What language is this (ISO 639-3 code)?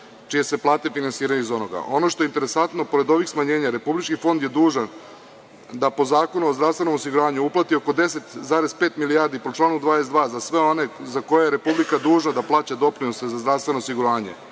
srp